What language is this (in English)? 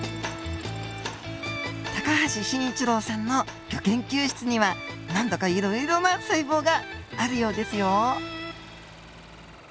Japanese